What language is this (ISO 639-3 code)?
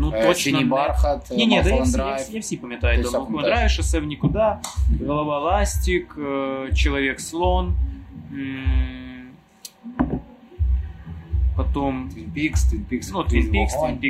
ukr